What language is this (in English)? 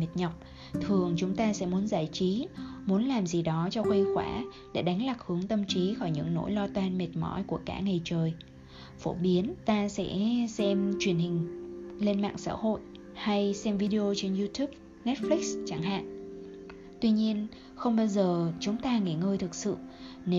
Vietnamese